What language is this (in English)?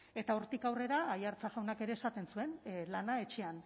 Basque